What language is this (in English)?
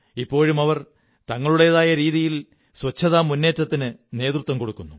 Malayalam